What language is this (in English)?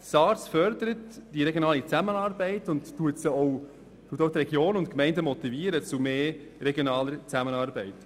Swiss German